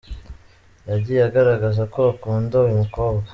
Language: Kinyarwanda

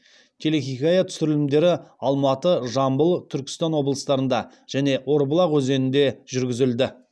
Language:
Kazakh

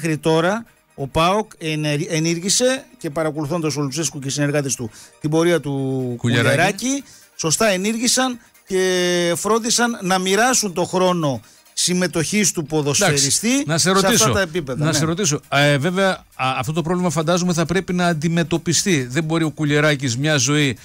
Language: Greek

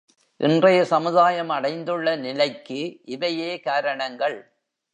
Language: Tamil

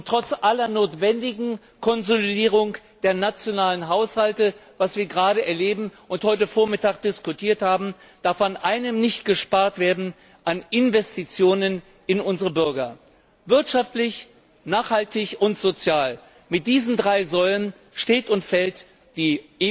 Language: German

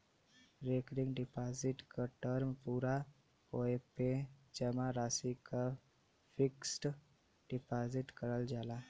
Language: Bhojpuri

